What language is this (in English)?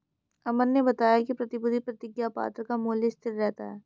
Hindi